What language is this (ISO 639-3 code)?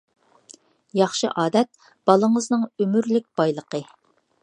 uig